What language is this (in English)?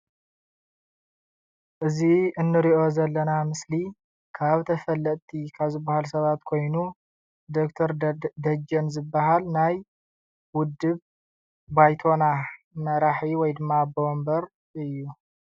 Tigrinya